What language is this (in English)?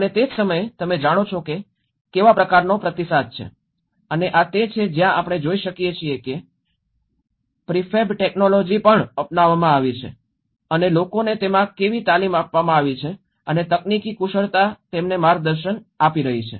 Gujarati